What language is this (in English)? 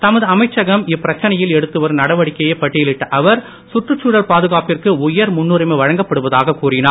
Tamil